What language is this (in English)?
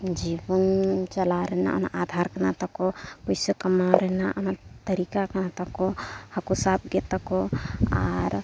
Santali